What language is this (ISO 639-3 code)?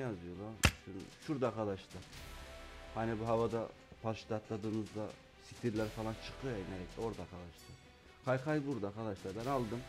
tur